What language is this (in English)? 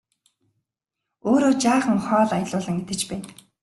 Mongolian